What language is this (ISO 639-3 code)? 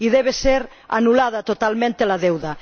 spa